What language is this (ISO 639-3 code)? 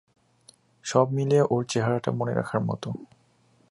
ben